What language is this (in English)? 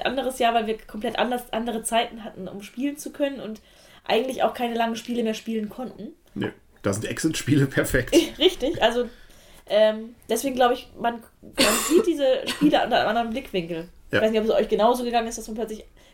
German